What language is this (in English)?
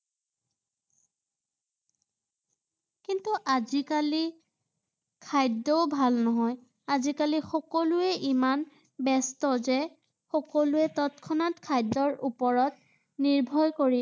Assamese